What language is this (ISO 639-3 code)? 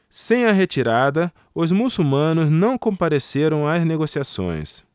por